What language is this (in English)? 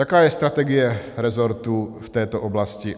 Czech